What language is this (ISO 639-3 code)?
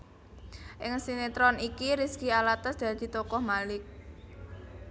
jav